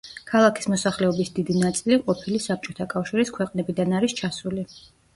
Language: Georgian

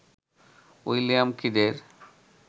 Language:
Bangla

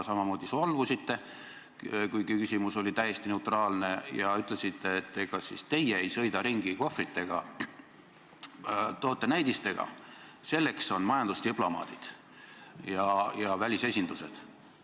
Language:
Estonian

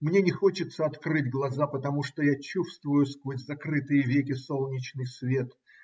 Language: Russian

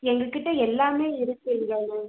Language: Tamil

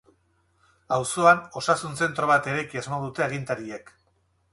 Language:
Basque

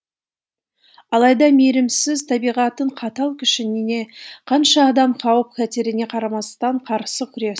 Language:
Kazakh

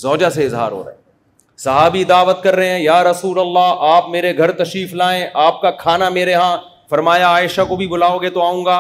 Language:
Urdu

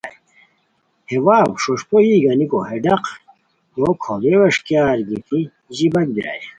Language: Khowar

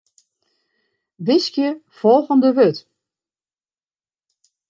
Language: Western Frisian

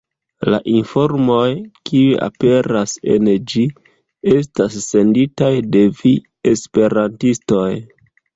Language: Esperanto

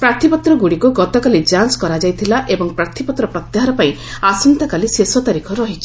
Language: Odia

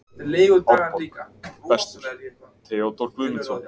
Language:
Icelandic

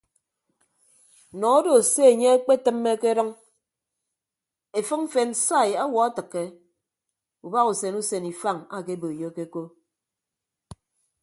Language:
Ibibio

